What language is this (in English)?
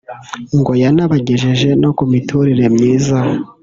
Kinyarwanda